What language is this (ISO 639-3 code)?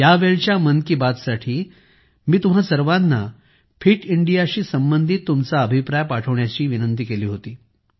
mar